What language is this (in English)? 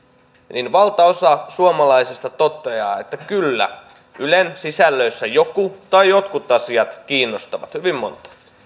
Finnish